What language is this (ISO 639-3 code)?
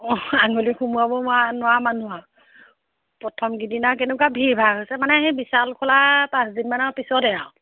asm